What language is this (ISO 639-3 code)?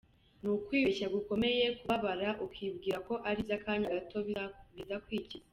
kin